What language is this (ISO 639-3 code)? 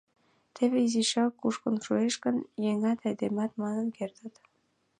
chm